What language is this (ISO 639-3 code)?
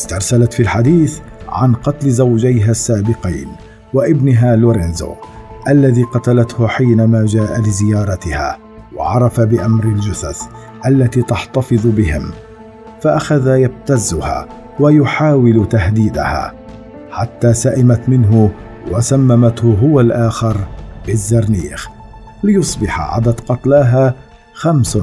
ara